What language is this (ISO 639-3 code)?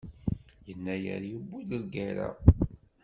kab